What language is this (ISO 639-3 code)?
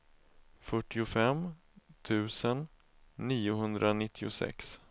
swe